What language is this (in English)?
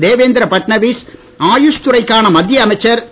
Tamil